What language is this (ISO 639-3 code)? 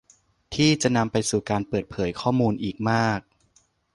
tha